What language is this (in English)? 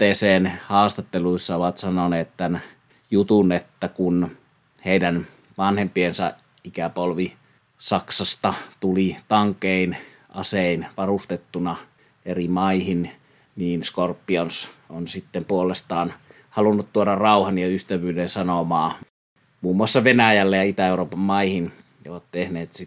Finnish